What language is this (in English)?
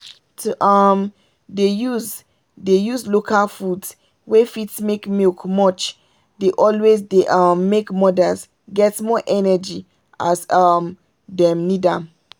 Nigerian Pidgin